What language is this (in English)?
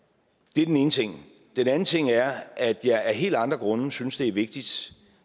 Danish